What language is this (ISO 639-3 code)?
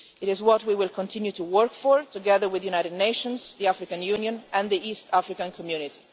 eng